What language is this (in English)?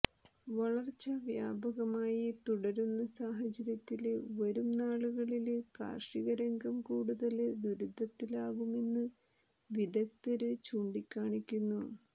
Malayalam